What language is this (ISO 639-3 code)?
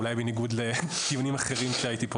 heb